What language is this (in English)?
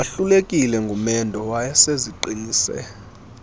Xhosa